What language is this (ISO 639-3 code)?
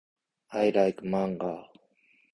jpn